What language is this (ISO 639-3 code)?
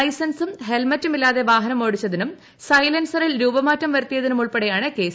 mal